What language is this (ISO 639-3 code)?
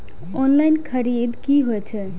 mai